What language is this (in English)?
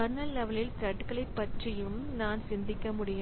Tamil